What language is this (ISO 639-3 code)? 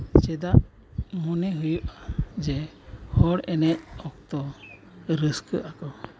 sat